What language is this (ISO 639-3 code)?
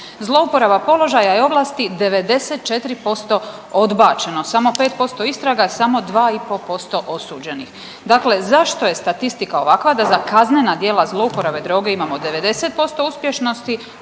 hrv